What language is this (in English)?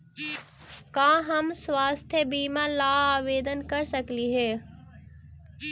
Magahi